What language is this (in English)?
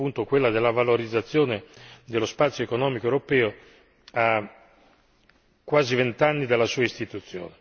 Italian